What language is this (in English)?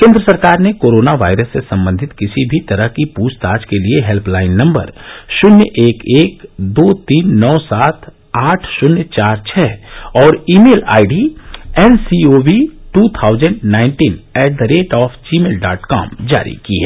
Hindi